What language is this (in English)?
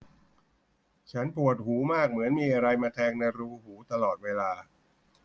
Thai